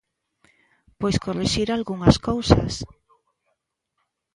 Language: Galician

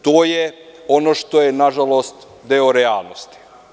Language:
Serbian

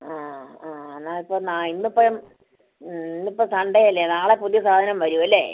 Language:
Malayalam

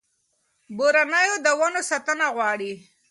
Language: Pashto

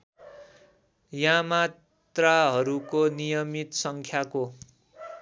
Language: Nepali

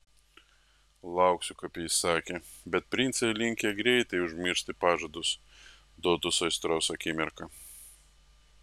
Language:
Lithuanian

